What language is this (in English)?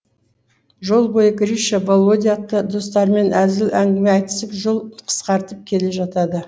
Kazakh